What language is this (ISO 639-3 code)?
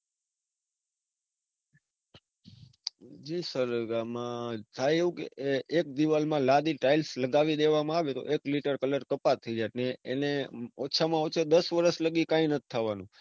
guj